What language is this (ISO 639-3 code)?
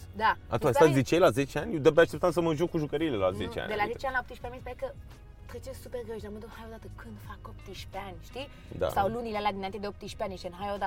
ron